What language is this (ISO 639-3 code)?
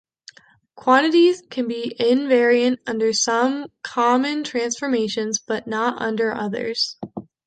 eng